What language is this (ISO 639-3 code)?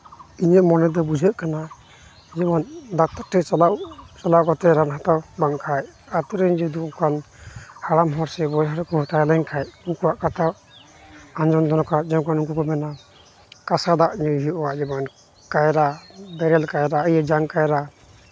sat